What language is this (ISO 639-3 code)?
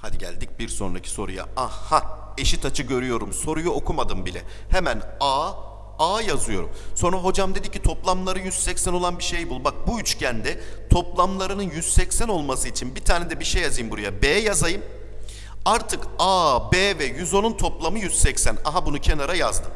tur